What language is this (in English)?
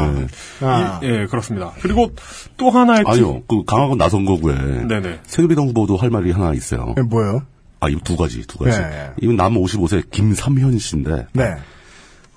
Korean